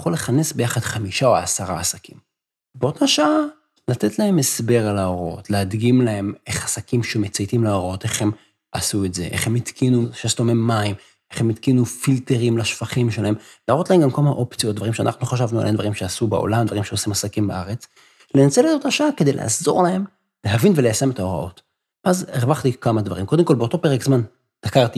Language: Hebrew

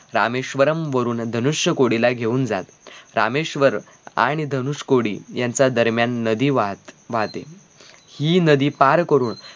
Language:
Marathi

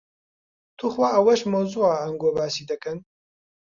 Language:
Central Kurdish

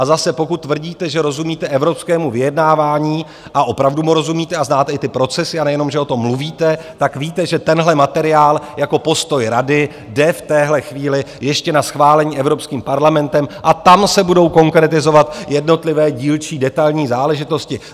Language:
Czech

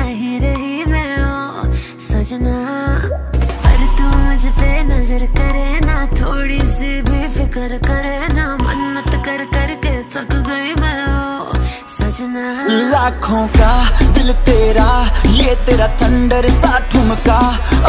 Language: Dutch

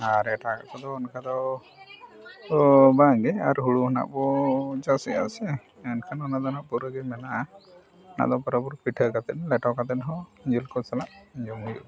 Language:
Santali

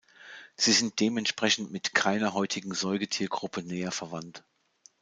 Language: German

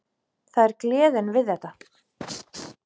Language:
Icelandic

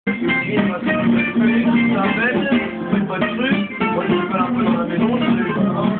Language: Romanian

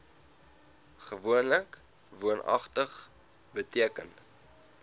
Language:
Afrikaans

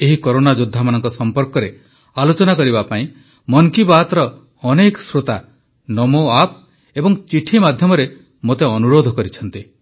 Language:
Odia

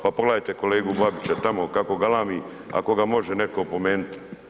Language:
Croatian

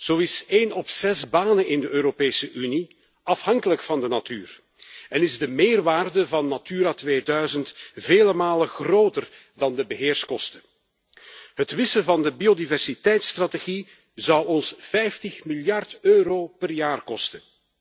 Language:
Dutch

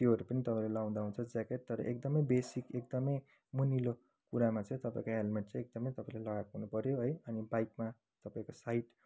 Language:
Nepali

